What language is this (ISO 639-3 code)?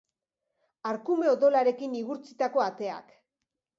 eus